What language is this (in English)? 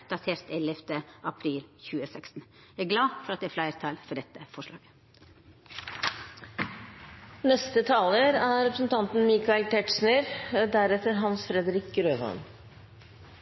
Norwegian